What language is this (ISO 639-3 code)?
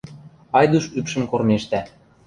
mrj